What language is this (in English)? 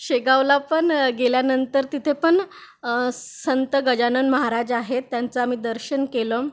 Marathi